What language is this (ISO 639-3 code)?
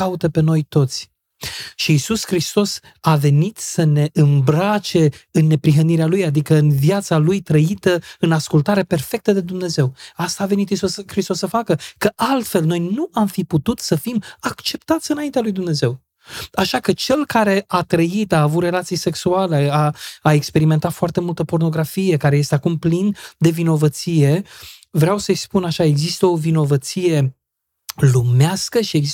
ron